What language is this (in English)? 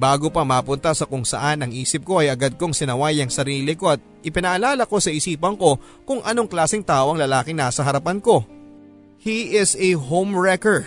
Filipino